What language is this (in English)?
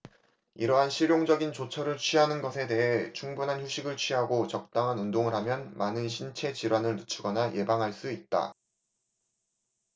Korean